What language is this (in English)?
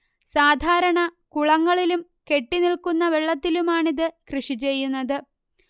Malayalam